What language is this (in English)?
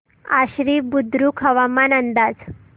Marathi